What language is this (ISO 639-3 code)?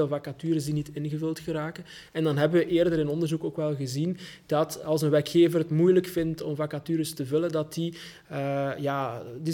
nld